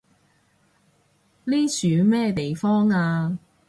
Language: Cantonese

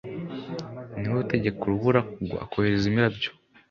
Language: Kinyarwanda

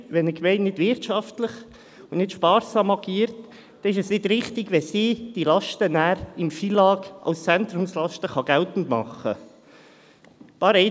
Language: Swiss German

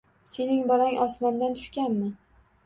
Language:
Uzbek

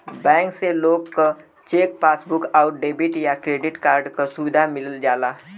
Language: Bhojpuri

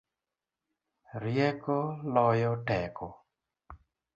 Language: Luo (Kenya and Tanzania)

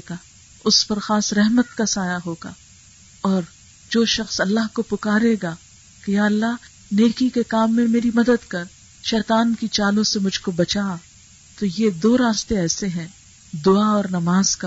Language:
Urdu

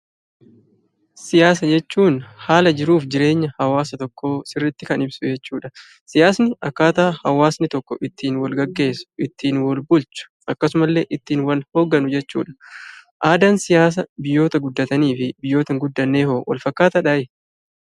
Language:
Oromo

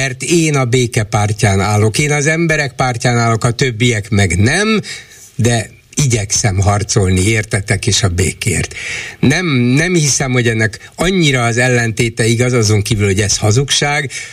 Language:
Hungarian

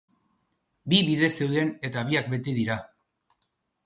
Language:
Basque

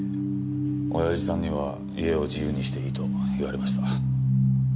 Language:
Japanese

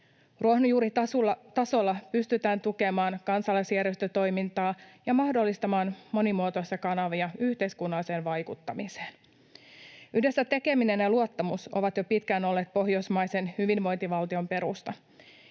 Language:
Finnish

